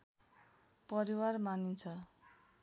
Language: Nepali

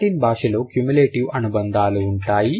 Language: Telugu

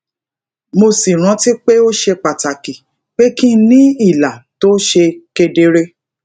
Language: Yoruba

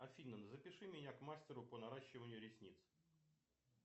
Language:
Russian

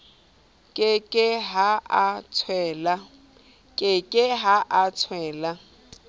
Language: Southern Sotho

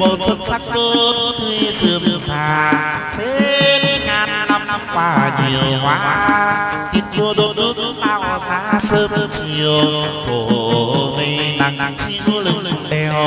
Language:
Vietnamese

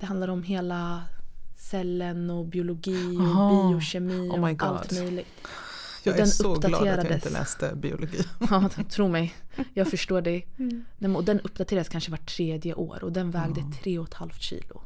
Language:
Swedish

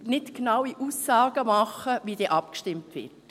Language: Swiss German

